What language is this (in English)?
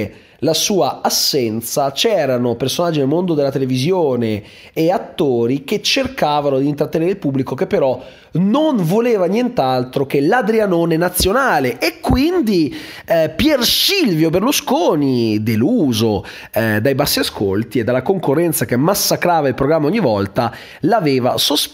Italian